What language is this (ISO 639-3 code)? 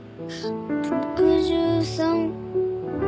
jpn